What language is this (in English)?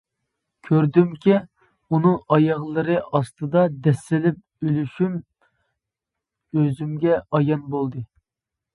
Uyghur